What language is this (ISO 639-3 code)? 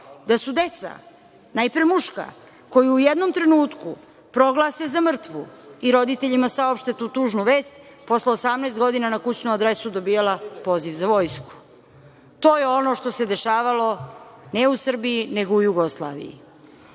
srp